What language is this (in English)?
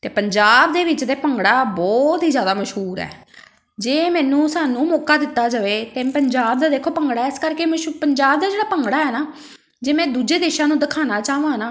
Punjabi